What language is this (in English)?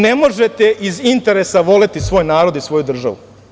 Serbian